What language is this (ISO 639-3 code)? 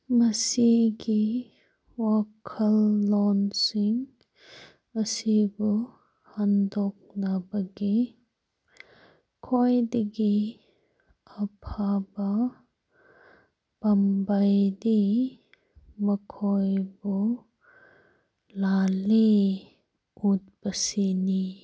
mni